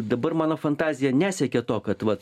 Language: Lithuanian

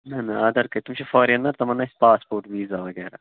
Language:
Kashmiri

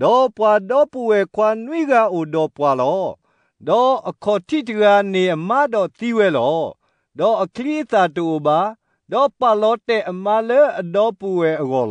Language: Thai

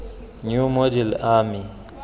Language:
Tswana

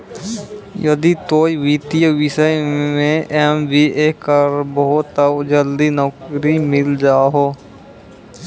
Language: Maithili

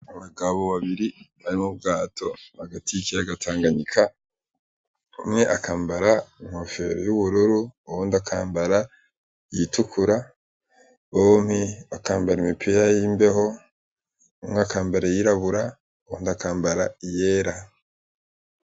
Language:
Rundi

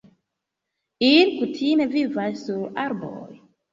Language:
Esperanto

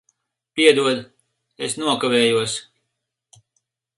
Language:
Latvian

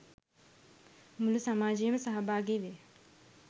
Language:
Sinhala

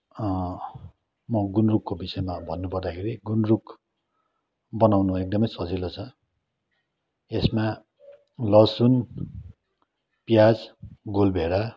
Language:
Nepali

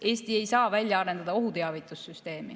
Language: Estonian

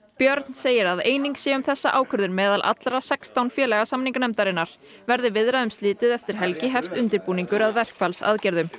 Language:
Icelandic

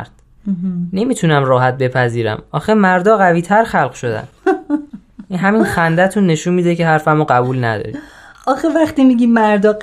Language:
Persian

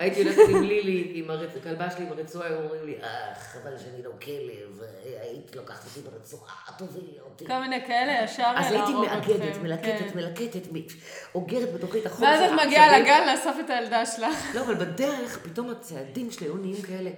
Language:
Hebrew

